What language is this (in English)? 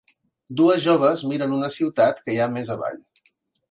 Catalan